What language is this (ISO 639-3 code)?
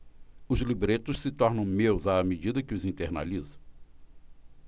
por